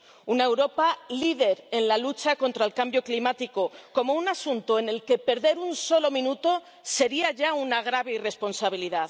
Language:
Spanish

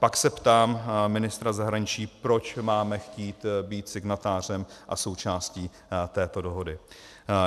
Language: Czech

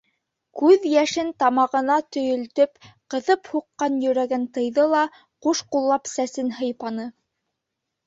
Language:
Bashkir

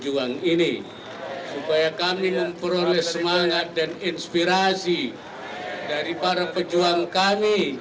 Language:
Indonesian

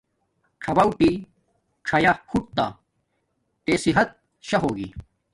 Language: Domaaki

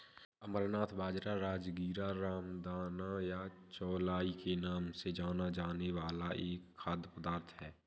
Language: Hindi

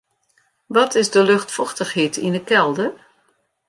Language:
Western Frisian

